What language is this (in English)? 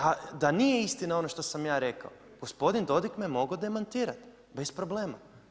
Croatian